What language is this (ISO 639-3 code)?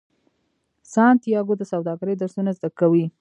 pus